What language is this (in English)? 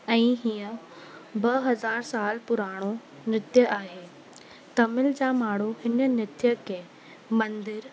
Sindhi